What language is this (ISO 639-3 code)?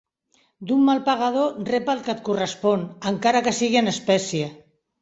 cat